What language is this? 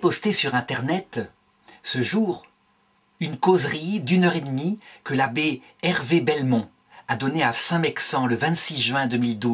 French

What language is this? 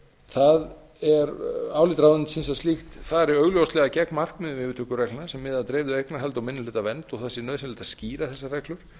Icelandic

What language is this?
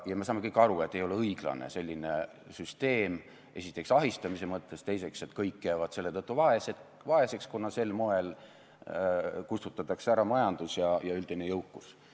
Estonian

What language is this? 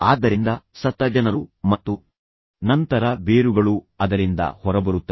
Kannada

